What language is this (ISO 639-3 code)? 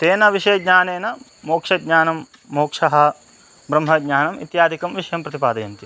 san